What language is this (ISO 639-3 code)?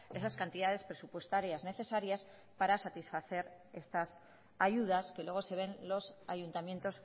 spa